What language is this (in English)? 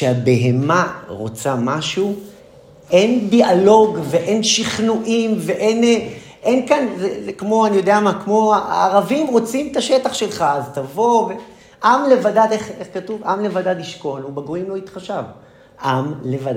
Hebrew